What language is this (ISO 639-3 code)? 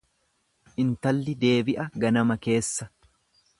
orm